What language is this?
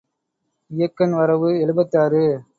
Tamil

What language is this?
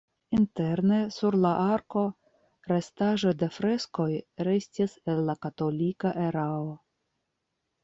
Esperanto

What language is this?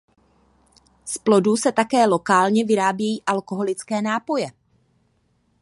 Czech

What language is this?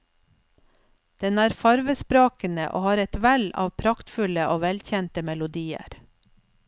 Norwegian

